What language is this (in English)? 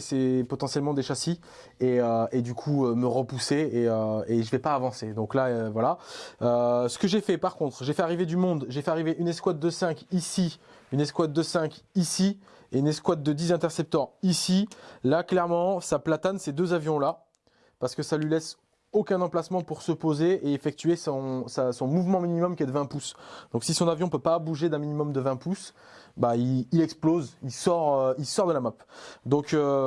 French